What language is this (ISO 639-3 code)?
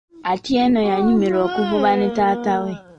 lug